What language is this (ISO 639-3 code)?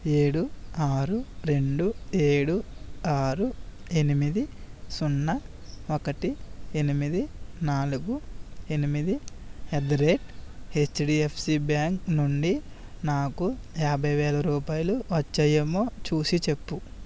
tel